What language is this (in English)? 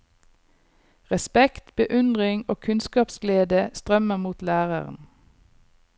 Norwegian